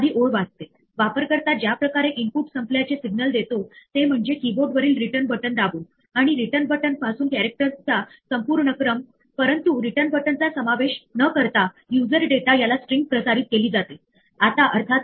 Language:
Marathi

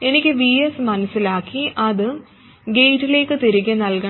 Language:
Malayalam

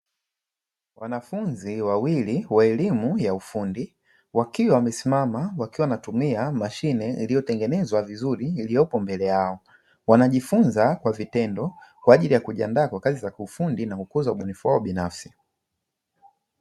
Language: Swahili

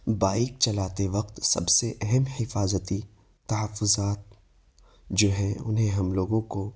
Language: Urdu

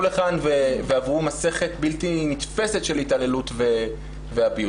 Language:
Hebrew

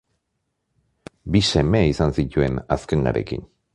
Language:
Basque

